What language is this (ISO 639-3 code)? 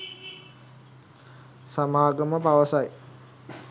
sin